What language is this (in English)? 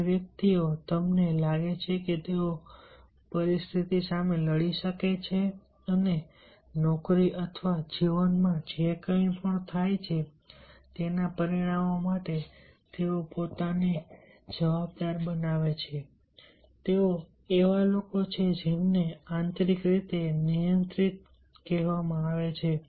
Gujarati